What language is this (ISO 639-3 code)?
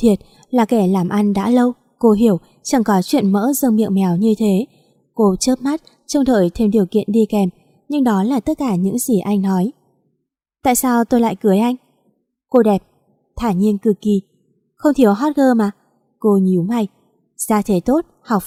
vie